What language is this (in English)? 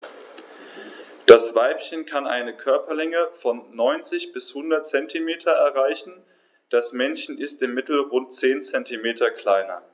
German